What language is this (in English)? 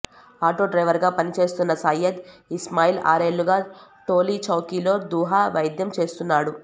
Telugu